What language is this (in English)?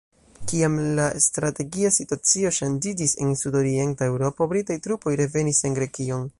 Esperanto